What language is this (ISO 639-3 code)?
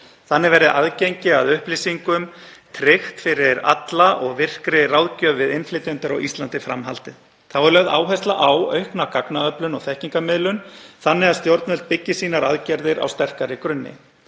isl